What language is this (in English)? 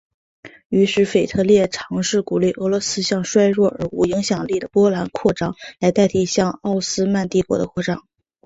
Chinese